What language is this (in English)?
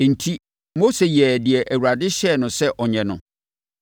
Akan